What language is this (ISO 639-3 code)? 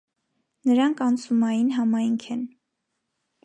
hye